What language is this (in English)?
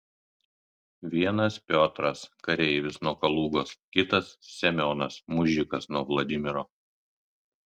Lithuanian